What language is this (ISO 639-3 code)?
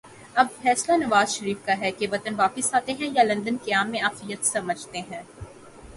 urd